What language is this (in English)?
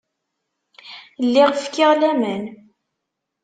Kabyle